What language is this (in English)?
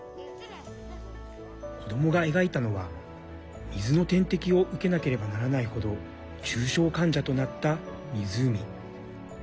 Japanese